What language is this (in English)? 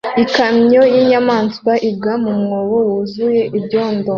Kinyarwanda